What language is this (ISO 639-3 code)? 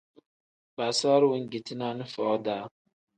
kdh